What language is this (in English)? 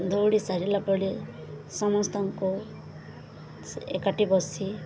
Odia